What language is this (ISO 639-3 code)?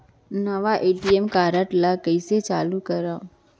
hne